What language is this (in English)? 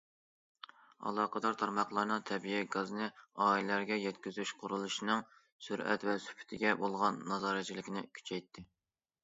Uyghur